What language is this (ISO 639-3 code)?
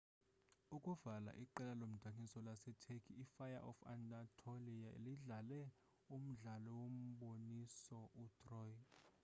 xho